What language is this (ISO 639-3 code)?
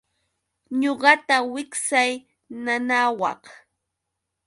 qux